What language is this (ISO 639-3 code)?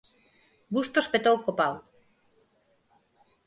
glg